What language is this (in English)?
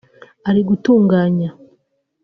Kinyarwanda